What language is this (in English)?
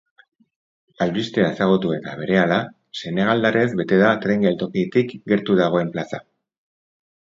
Basque